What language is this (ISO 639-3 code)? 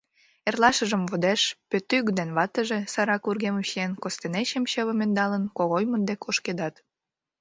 chm